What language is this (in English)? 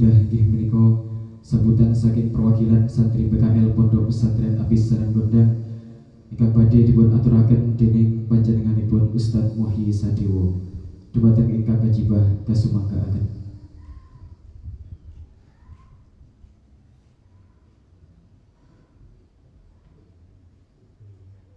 Indonesian